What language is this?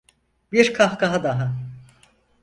Turkish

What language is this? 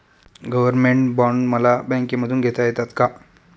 Marathi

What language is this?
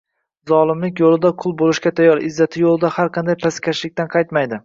Uzbek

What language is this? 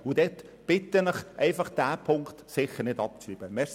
Swiss German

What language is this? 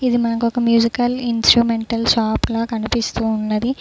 Telugu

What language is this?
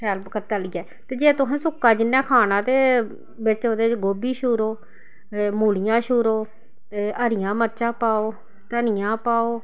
Dogri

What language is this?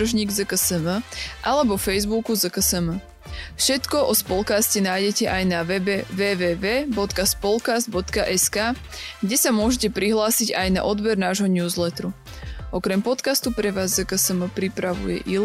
Slovak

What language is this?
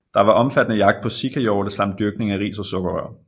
Danish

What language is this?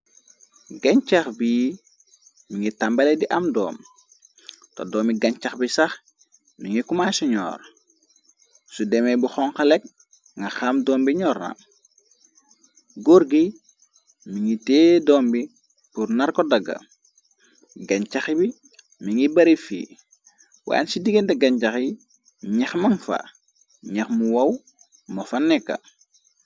Wolof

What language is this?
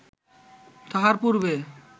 Bangla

